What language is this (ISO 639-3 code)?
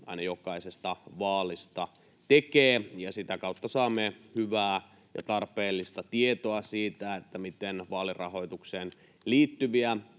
fin